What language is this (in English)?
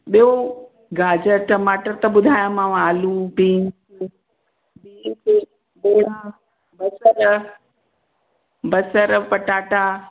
Sindhi